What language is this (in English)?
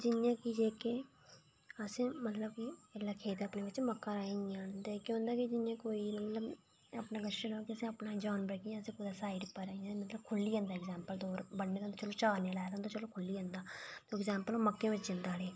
Dogri